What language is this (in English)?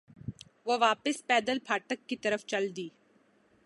Urdu